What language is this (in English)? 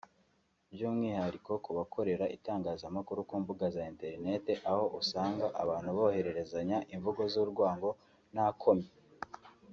Kinyarwanda